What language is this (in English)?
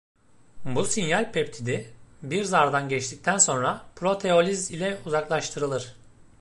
Turkish